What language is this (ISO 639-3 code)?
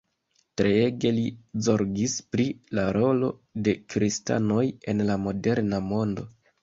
epo